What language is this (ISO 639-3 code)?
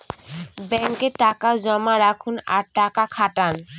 ben